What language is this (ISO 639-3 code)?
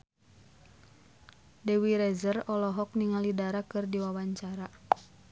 sun